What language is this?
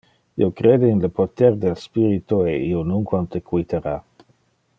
Interlingua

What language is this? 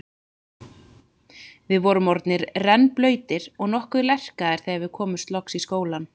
Icelandic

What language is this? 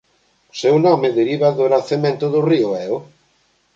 Galician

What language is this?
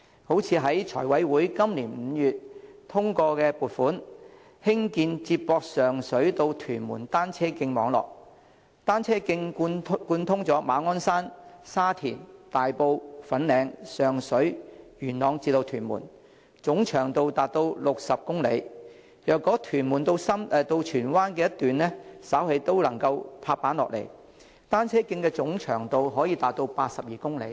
Cantonese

